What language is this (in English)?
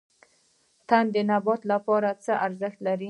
Pashto